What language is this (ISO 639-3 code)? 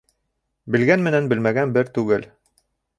bak